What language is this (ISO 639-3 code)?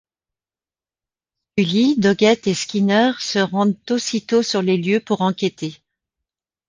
fra